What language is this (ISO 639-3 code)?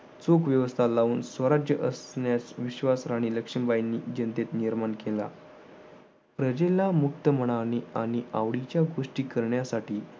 mar